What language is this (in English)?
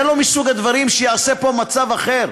Hebrew